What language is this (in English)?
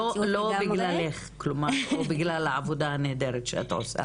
Hebrew